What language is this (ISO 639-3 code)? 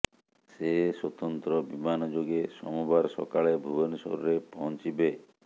ori